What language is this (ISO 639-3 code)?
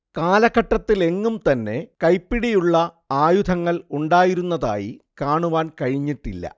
mal